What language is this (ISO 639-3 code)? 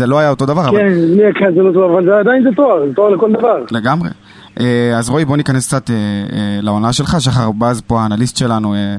heb